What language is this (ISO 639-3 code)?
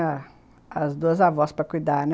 por